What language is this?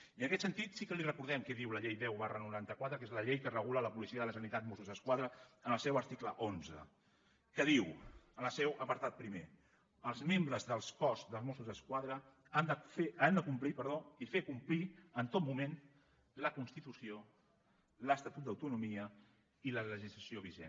Catalan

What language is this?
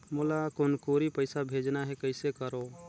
Chhattisgarhi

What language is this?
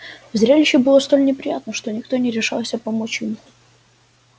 Russian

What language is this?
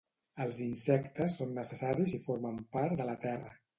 Catalan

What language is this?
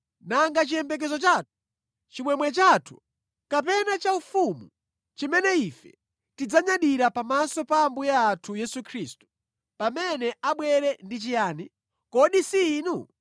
Nyanja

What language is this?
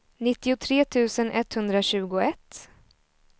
Swedish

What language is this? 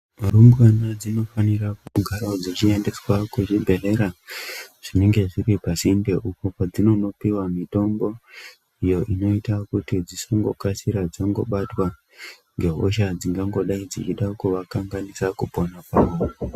Ndau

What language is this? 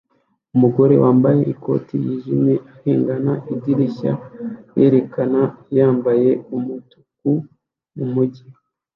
Kinyarwanda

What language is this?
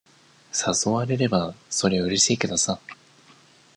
Japanese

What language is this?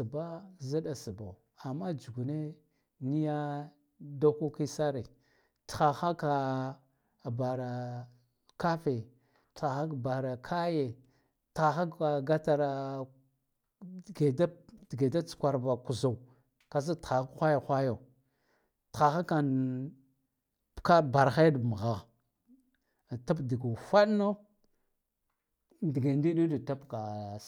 Guduf-Gava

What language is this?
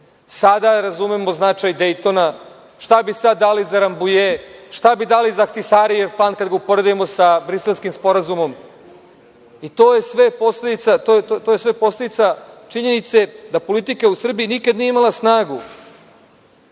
Serbian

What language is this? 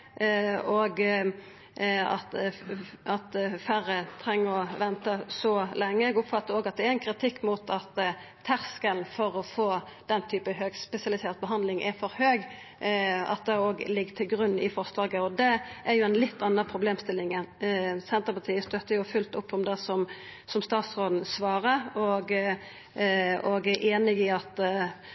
Norwegian Nynorsk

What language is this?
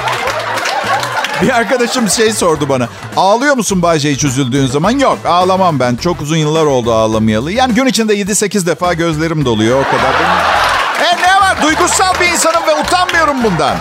Turkish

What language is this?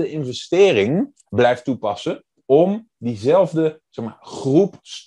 Dutch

